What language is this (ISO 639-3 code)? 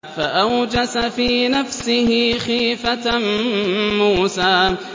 ara